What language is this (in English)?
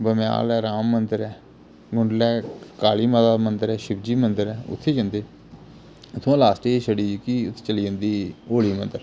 Dogri